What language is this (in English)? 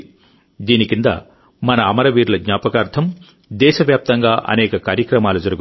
Telugu